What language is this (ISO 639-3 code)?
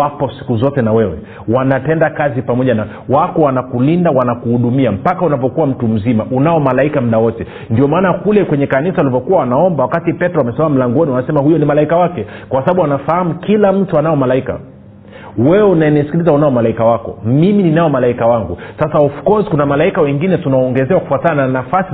swa